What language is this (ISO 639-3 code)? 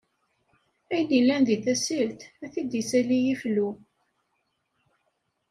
kab